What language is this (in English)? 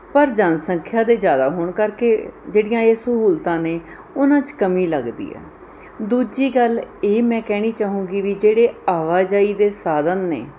Punjabi